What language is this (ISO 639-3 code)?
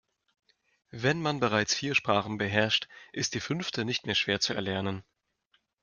deu